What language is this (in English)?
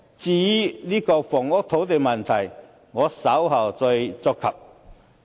Cantonese